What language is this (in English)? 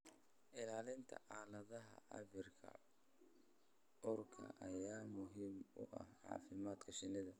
Somali